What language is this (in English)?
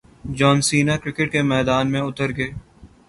Urdu